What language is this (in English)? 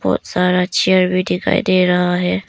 Hindi